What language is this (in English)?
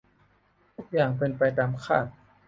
Thai